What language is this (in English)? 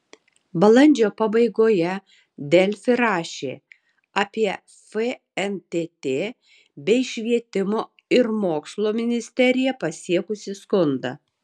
Lithuanian